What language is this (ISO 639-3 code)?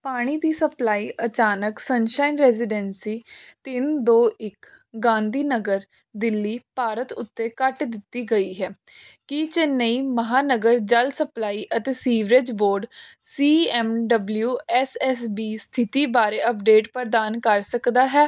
pan